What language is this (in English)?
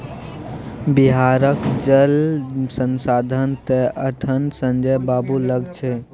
Maithili